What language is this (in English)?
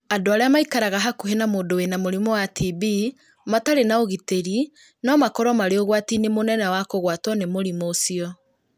Kikuyu